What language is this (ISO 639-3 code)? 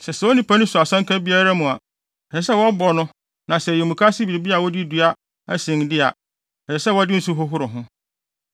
aka